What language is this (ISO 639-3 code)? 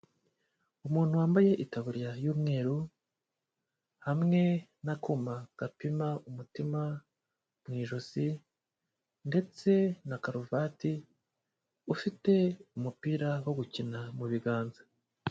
kin